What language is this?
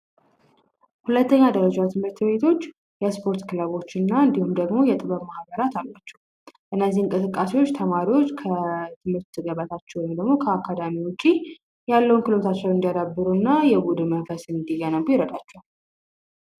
Amharic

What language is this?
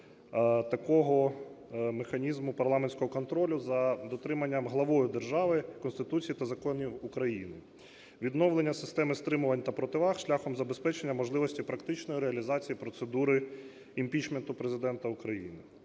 Ukrainian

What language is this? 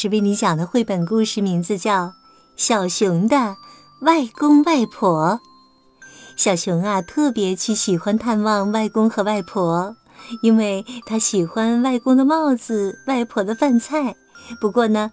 Chinese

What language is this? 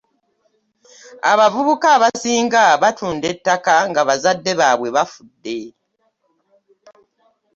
Ganda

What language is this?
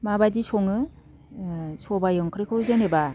Bodo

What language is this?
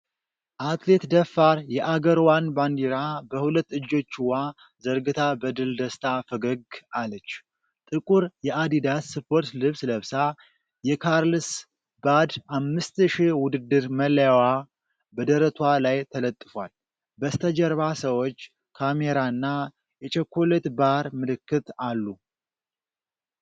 Amharic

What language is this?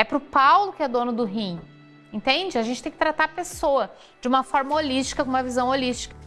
Portuguese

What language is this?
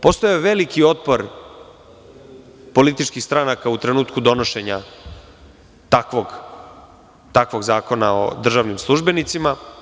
Serbian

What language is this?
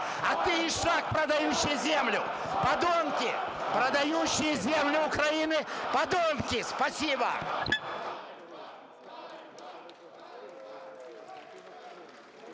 Ukrainian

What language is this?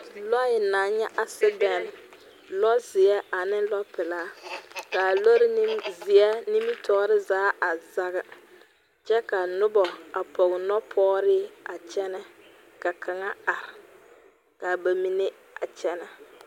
Southern Dagaare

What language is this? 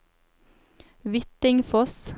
Norwegian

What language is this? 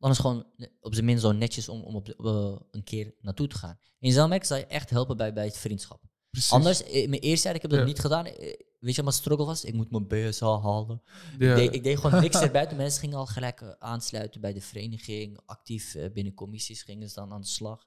Dutch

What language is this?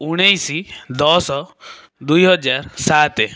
Odia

